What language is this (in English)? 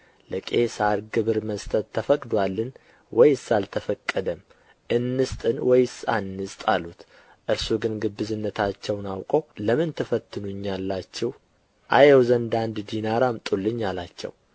Amharic